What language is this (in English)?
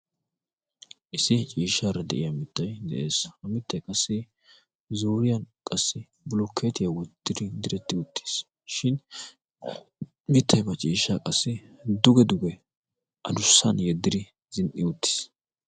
Wolaytta